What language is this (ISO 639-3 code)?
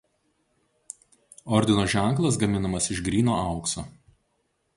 lit